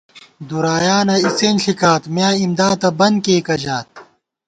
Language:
Gawar-Bati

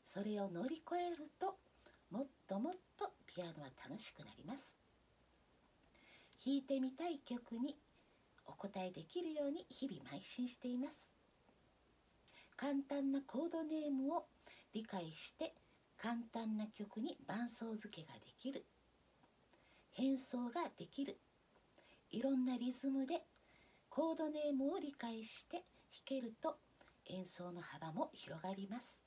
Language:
Japanese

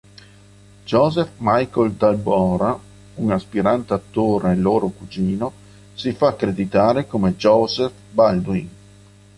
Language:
Italian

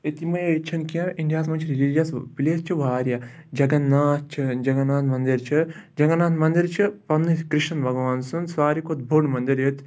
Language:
Kashmiri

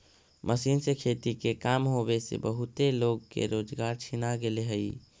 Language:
Magahi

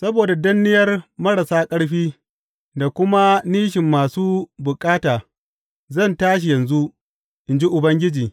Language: Hausa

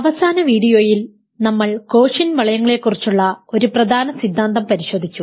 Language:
Malayalam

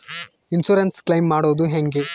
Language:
Kannada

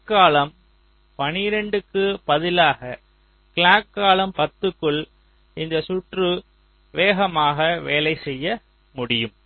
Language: Tamil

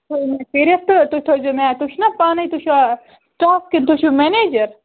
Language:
Kashmiri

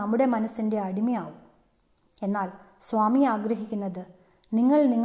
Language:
Malayalam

